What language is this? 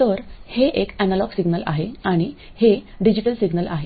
Marathi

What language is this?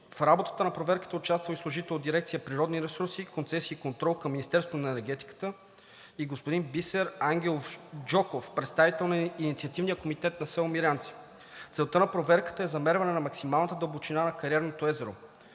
Bulgarian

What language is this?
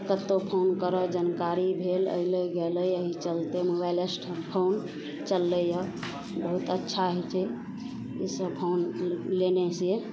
Maithili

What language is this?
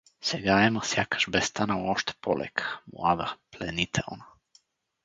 Bulgarian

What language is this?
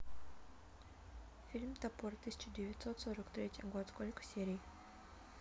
Russian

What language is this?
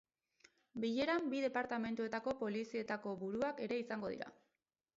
Basque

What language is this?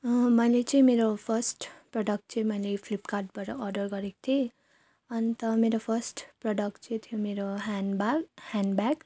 Nepali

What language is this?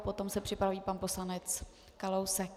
Czech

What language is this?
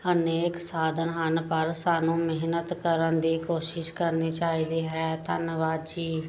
Punjabi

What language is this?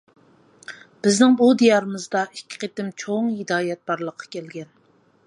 Uyghur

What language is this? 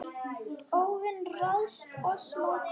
Icelandic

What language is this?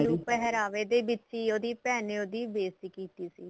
Punjabi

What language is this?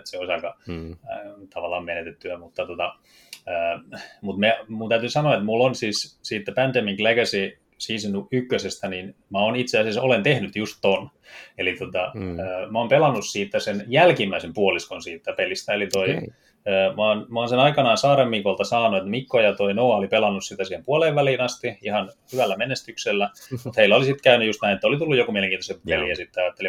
Finnish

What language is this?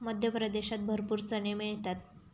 Marathi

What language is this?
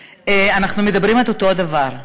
Hebrew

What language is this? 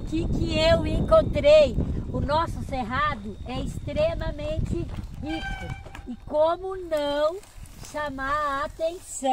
Portuguese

